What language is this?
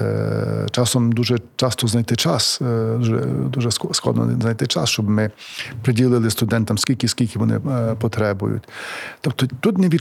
Ukrainian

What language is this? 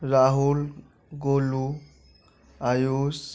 Maithili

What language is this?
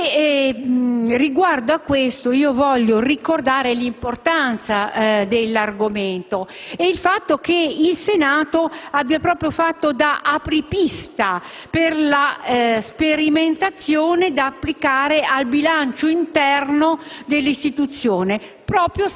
Italian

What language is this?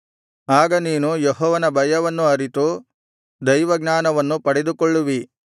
Kannada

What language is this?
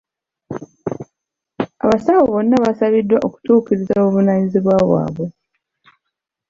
Ganda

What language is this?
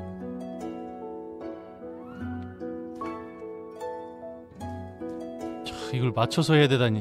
Korean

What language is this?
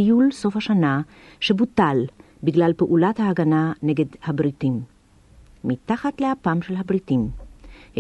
Hebrew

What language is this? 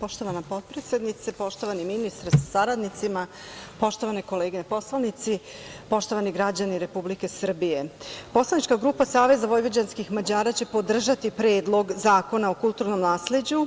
Serbian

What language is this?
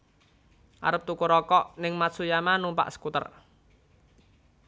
Javanese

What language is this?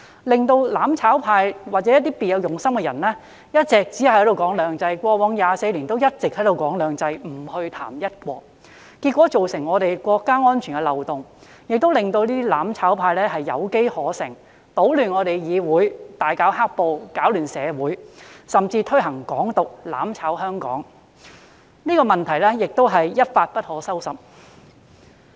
Cantonese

